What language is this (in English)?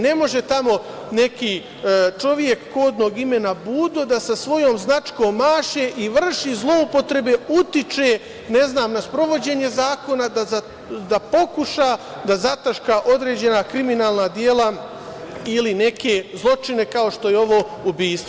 Serbian